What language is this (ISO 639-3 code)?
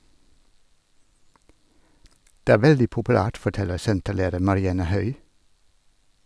nor